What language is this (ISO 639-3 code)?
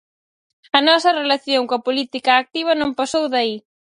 glg